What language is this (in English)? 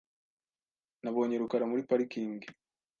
Kinyarwanda